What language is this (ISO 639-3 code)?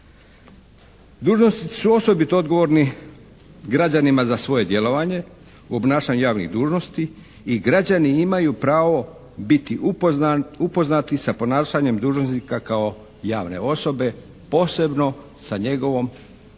hrv